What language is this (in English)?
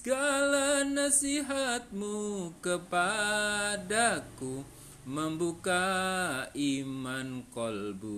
Indonesian